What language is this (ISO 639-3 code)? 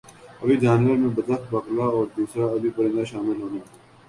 urd